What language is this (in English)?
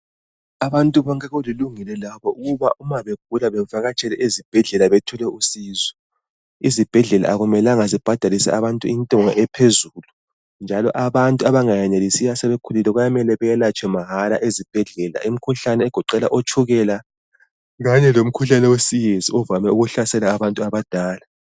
North Ndebele